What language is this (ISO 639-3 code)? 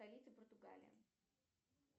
rus